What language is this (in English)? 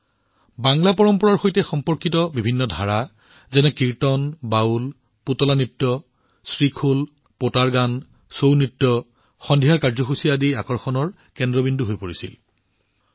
Assamese